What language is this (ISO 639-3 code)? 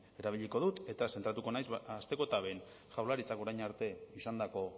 eus